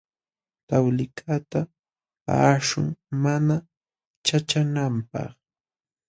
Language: Jauja Wanca Quechua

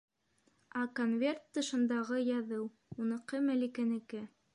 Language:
Bashkir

